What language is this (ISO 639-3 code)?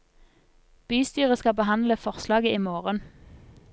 nor